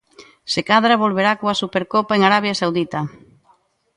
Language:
Galician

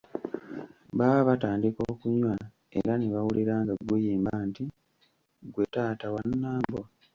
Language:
Ganda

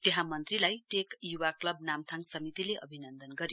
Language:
Nepali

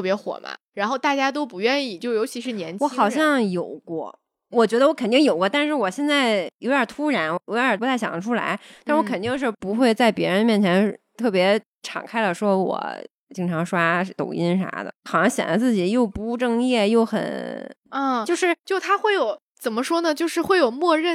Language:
Chinese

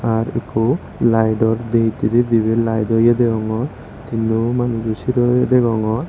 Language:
Chakma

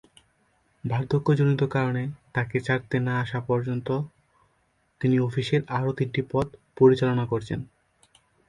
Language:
Bangla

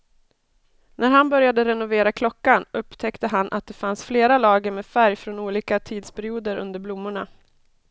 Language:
Swedish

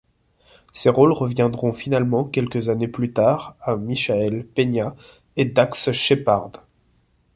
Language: French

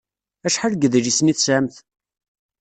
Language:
Kabyle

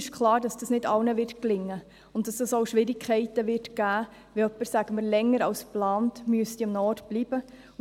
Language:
Swiss German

